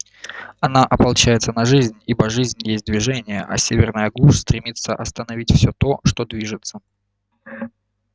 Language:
Russian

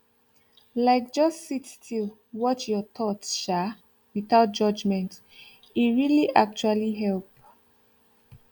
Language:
Nigerian Pidgin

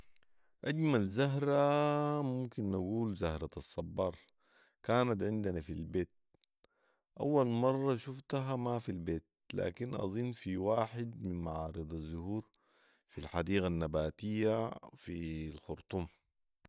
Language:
Sudanese Arabic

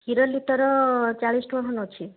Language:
Odia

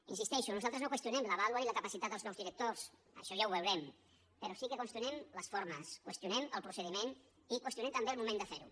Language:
Catalan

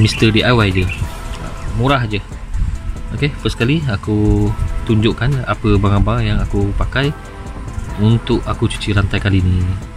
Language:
Malay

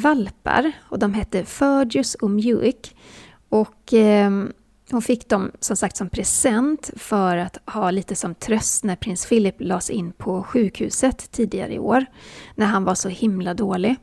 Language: Swedish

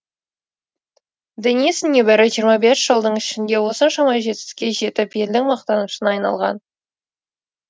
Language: Kazakh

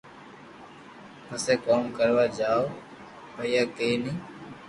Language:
Loarki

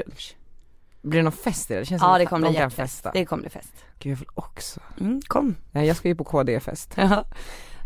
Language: Swedish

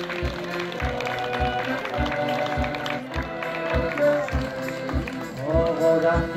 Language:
Polish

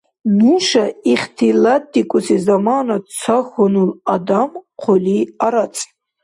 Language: Dargwa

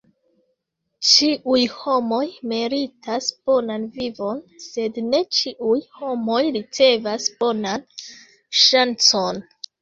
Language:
Esperanto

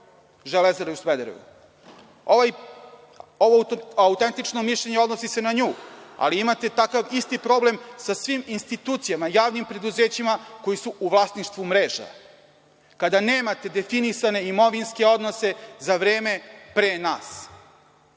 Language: Serbian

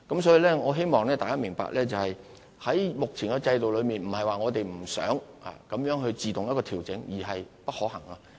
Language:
Cantonese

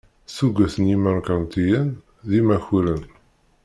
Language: Kabyle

